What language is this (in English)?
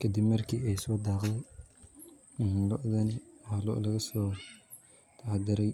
Somali